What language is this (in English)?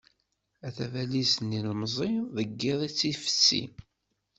Kabyle